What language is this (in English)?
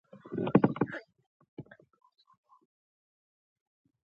Pashto